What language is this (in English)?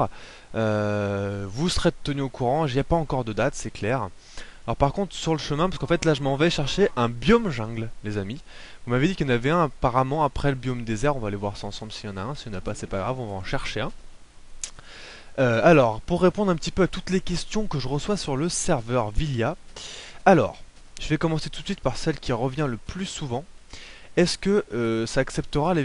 French